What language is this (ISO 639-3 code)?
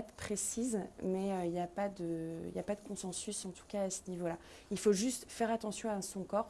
fra